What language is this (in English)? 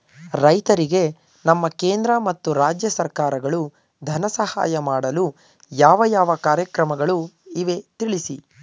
Kannada